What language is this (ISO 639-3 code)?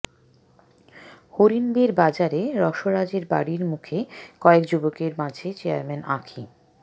ben